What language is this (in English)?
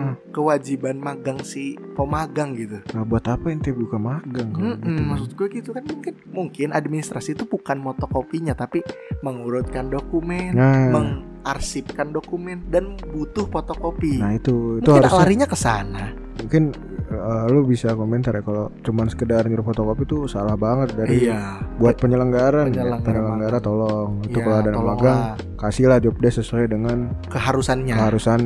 Indonesian